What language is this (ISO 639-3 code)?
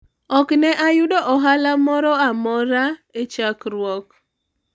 luo